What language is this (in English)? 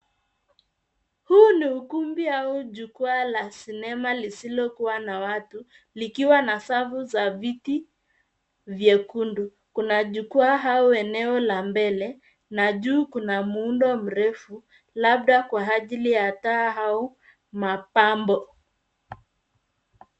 Swahili